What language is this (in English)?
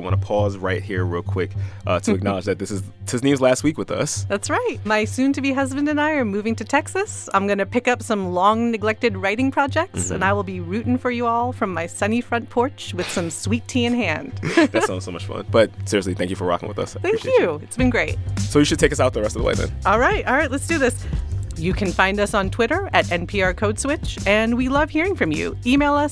English